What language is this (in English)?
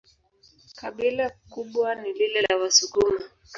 Swahili